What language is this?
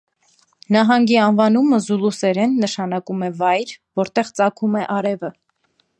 Armenian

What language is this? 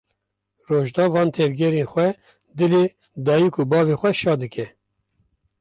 Kurdish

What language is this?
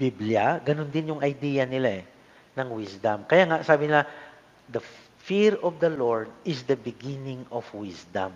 Filipino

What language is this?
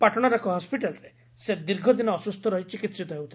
Odia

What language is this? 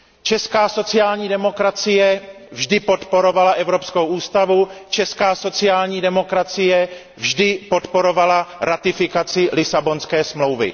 Czech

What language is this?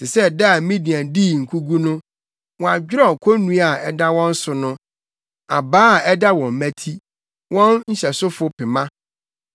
Akan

